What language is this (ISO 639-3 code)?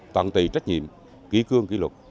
vie